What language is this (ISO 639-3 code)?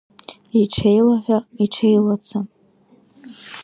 abk